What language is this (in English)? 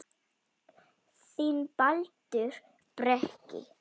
Icelandic